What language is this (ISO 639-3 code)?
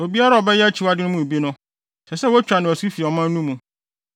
aka